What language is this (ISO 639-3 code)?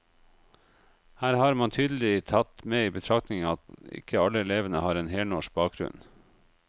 nor